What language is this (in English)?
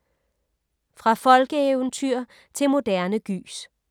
Danish